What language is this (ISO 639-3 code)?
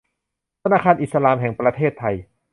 tha